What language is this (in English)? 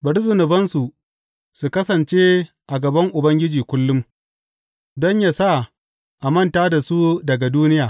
Hausa